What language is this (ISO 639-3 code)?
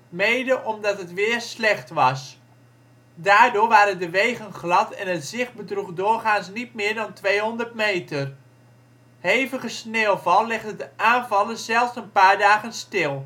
nld